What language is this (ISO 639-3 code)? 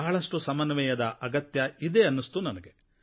kan